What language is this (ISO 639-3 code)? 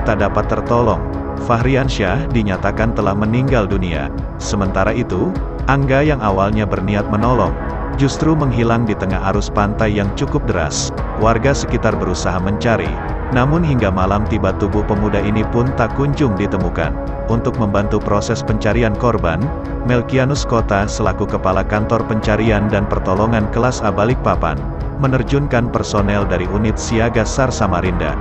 ind